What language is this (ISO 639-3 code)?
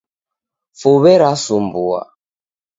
dav